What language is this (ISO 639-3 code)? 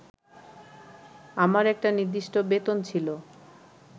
ben